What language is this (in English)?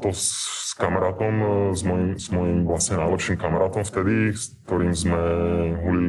Slovak